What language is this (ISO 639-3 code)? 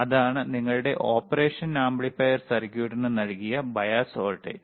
mal